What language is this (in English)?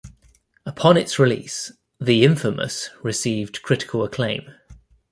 English